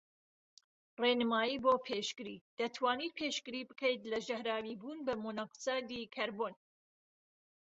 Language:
Central Kurdish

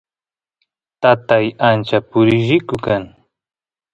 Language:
Santiago del Estero Quichua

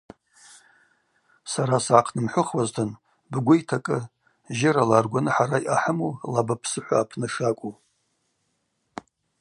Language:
Abaza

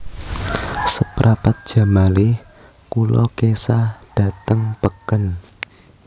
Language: Javanese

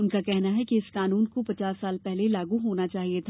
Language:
Hindi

